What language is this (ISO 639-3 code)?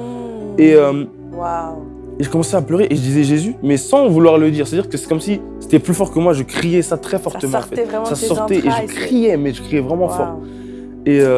fra